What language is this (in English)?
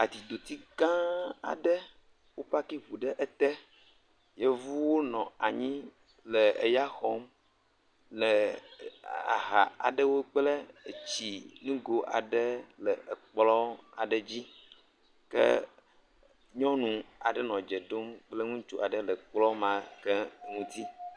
Ewe